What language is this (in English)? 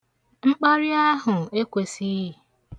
Igbo